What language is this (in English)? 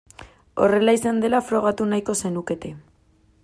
Basque